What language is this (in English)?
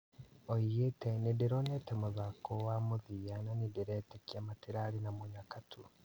Kikuyu